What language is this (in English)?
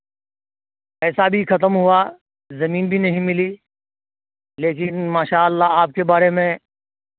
Urdu